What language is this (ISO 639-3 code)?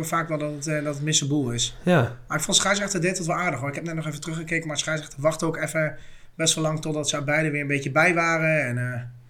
nld